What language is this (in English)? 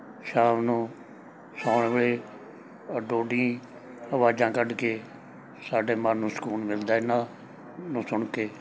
Punjabi